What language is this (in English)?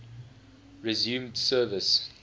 English